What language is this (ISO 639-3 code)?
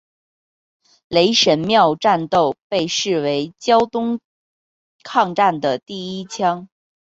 zho